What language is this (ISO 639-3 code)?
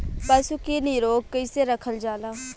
bho